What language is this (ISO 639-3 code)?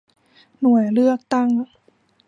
tha